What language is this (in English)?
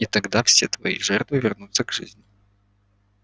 Russian